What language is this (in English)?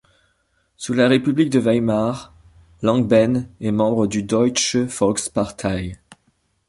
French